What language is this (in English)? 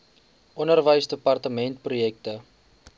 Afrikaans